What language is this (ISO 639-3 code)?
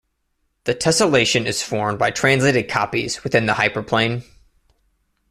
eng